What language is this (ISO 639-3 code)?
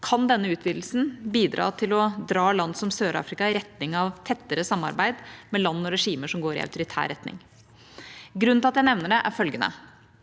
nor